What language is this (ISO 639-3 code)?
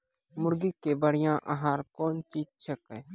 mai